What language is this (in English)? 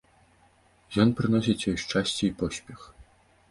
Belarusian